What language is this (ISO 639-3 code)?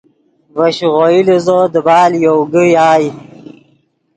ydg